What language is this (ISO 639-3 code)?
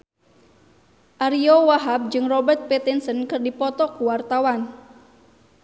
sun